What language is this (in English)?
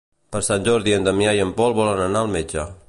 Catalan